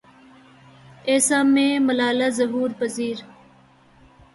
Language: Urdu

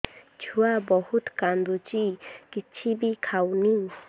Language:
Odia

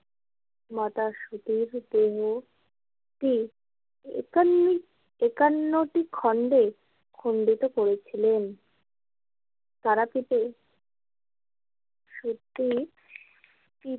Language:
Bangla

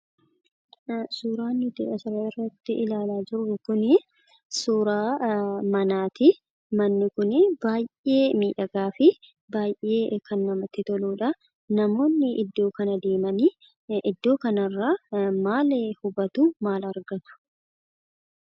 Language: Oromo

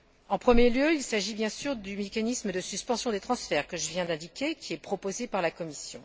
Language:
French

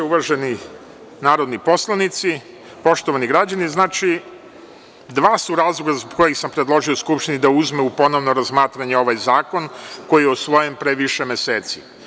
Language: Serbian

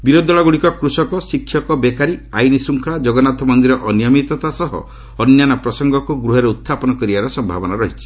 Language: Odia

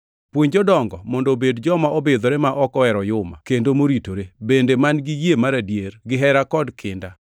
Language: Luo (Kenya and Tanzania)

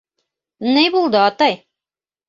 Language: Bashkir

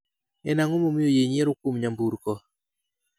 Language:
Luo (Kenya and Tanzania)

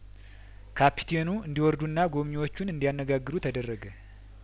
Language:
Amharic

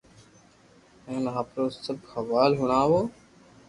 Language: Loarki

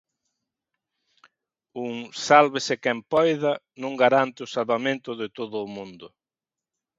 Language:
Galician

